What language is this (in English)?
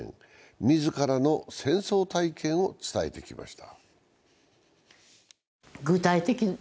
Japanese